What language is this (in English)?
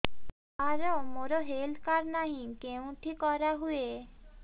Odia